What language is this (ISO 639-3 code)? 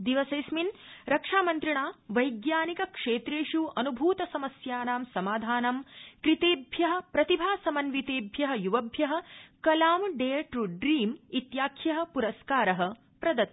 san